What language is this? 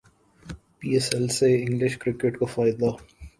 Urdu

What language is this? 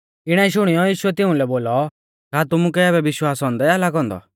Mahasu Pahari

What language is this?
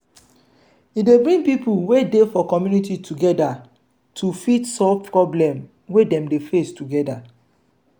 Nigerian Pidgin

